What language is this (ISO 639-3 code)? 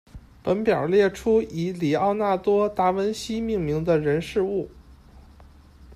zho